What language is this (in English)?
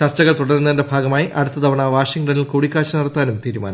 Malayalam